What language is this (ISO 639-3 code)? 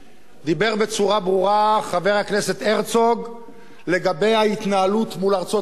heb